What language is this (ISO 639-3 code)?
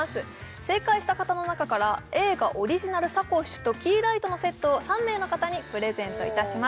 jpn